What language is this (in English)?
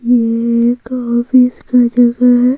Hindi